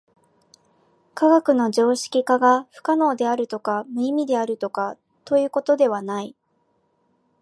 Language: Japanese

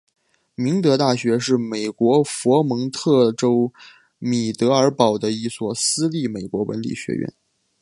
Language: Chinese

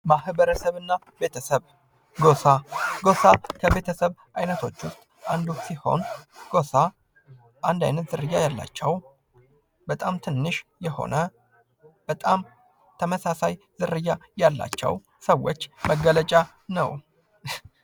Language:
Amharic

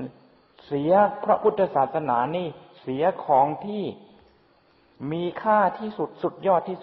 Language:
Thai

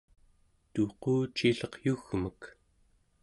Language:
Central Yupik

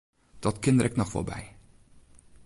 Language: Western Frisian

